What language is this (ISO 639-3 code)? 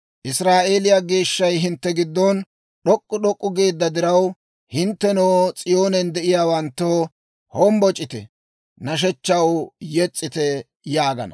dwr